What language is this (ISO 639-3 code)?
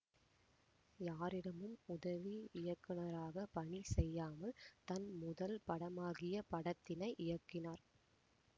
tam